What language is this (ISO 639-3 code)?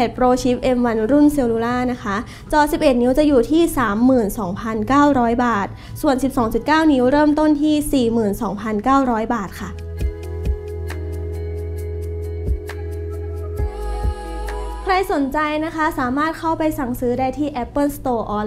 tha